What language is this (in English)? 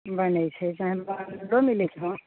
Maithili